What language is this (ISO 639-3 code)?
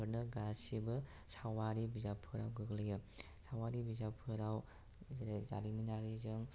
brx